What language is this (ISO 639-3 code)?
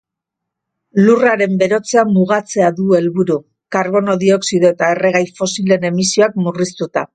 eus